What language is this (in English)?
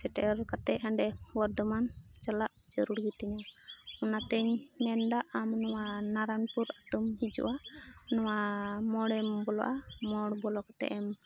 Santali